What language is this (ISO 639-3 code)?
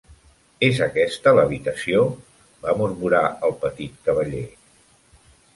cat